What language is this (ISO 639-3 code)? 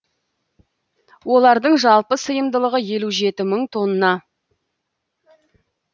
kaz